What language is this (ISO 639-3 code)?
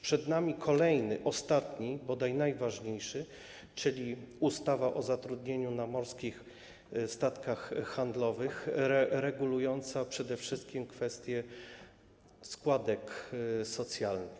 pol